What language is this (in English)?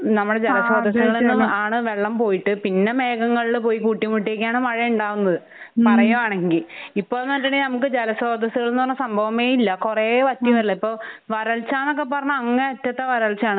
Malayalam